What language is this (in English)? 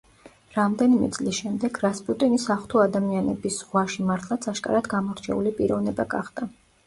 Georgian